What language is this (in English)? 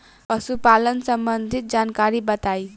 Bhojpuri